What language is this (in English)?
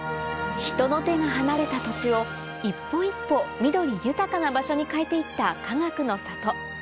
Japanese